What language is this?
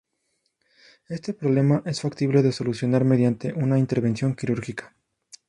Spanish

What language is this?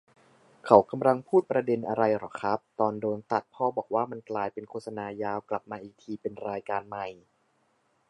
Thai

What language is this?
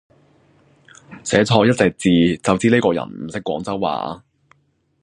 Cantonese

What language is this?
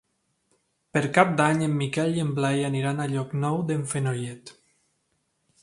Catalan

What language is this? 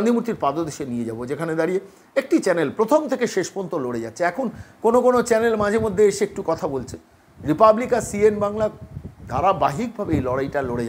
Romanian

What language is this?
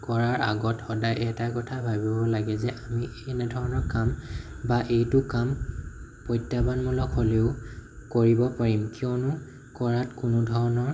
Assamese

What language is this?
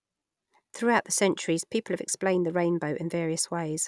English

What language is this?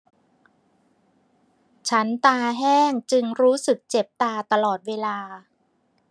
Thai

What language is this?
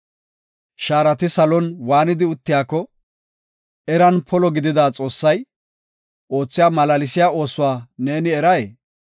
Gofa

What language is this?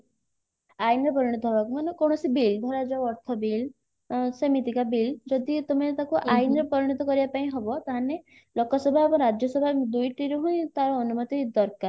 Odia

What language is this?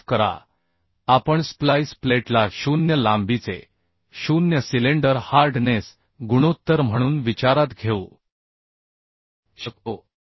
Marathi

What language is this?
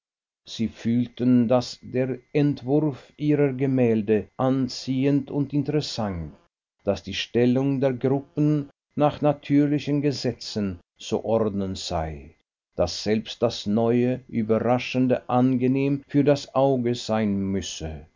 German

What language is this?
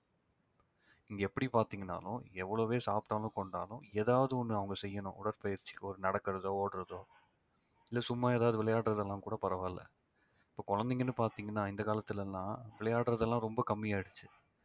Tamil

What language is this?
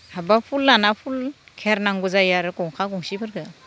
Bodo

